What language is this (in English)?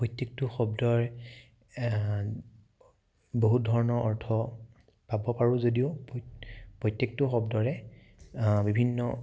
Assamese